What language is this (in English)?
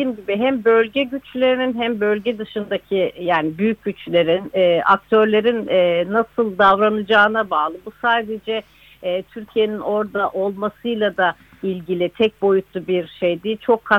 Turkish